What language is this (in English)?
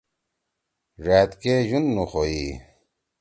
Torwali